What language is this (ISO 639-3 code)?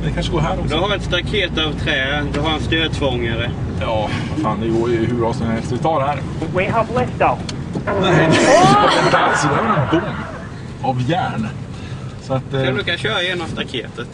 swe